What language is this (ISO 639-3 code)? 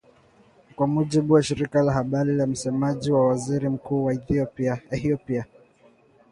swa